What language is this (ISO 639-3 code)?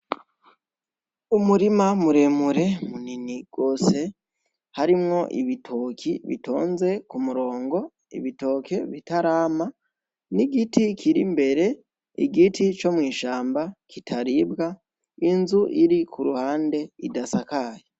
run